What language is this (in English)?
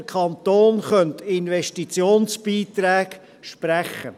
Swiss German